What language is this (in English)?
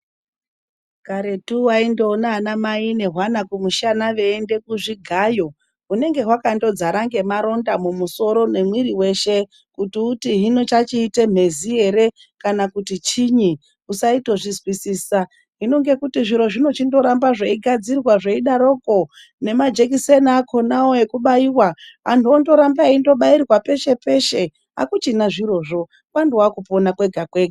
Ndau